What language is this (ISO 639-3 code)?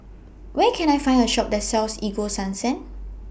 eng